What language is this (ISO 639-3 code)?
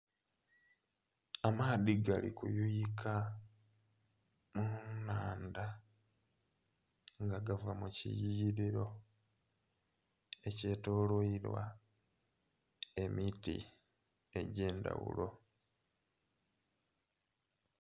xog